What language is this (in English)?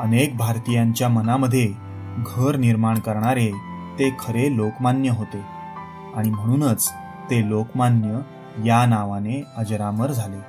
Marathi